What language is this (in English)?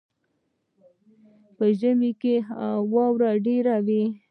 Pashto